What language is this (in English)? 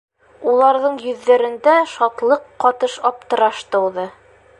Bashkir